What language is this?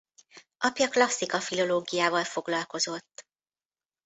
Hungarian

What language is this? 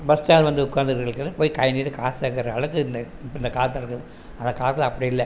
Tamil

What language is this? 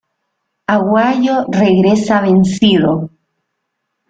Spanish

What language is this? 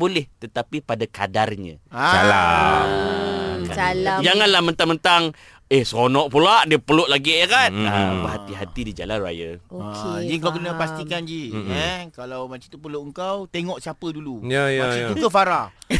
Malay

